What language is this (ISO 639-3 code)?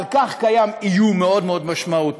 heb